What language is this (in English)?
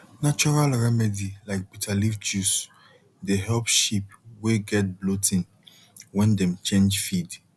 Nigerian Pidgin